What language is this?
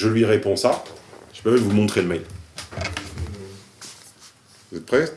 French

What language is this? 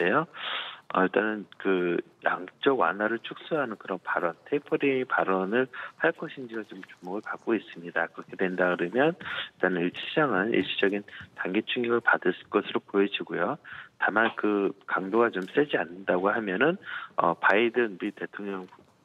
Korean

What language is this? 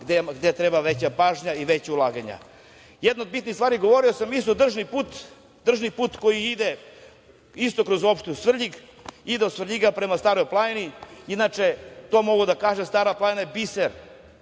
Serbian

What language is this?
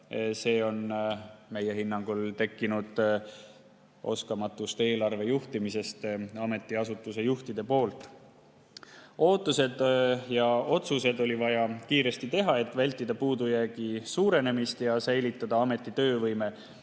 Estonian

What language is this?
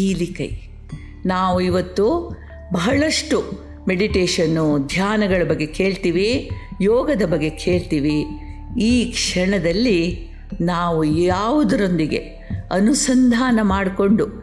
Kannada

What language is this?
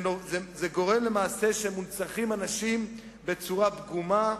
Hebrew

